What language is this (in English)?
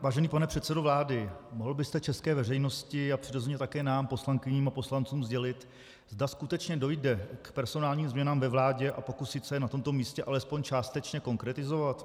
Czech